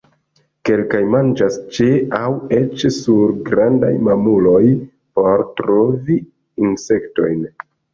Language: Esperanto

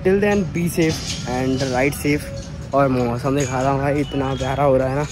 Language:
Hindi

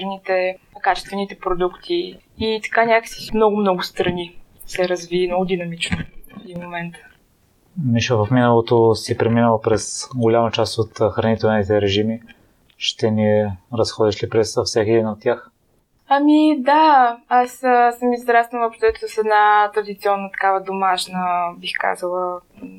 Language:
Bulgarian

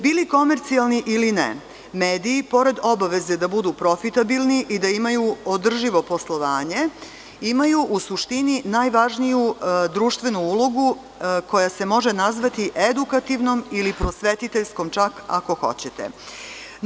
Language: Serbian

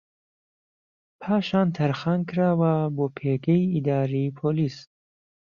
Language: Central Kurdish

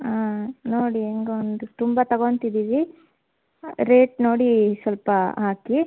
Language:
Kannada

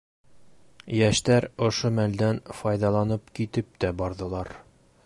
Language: Bashkir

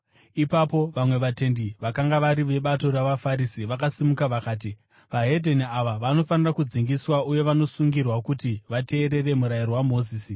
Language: Shona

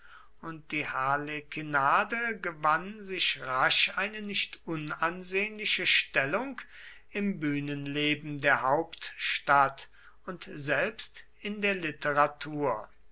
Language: German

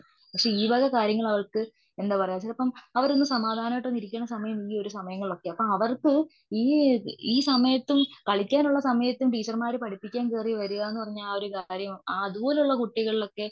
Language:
Malayalam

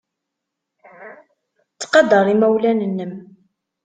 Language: Kabyle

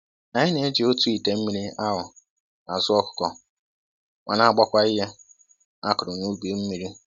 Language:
Igbo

